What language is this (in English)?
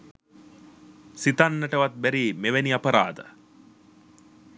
Sinhala